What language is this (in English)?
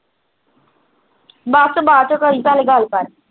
Punjabi